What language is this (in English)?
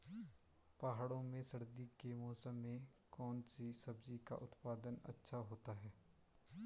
Hindi